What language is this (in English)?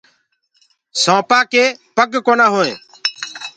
Gurgula